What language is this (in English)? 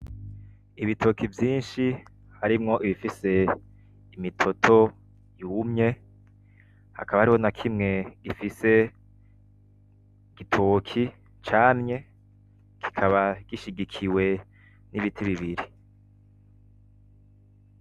Rundi